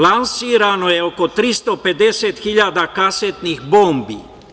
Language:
Serbian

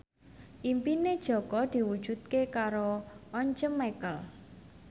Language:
Javanese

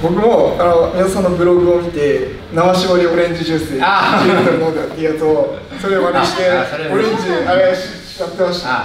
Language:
Japanese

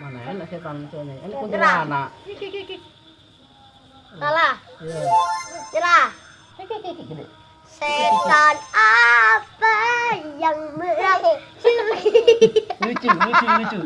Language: Indonesian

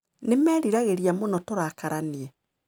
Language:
Kikuyu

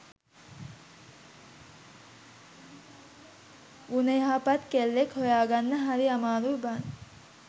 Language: Sinhala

